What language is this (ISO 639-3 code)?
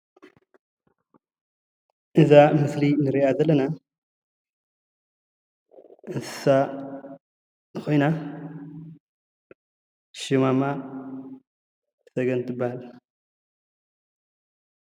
tir